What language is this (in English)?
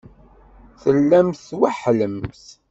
Kabyle